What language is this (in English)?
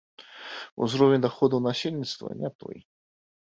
Belarusian